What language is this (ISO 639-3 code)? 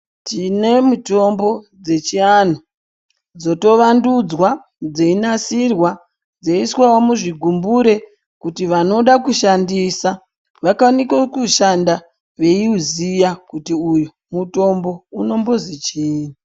ndc